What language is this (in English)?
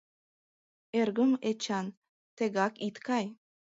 Mari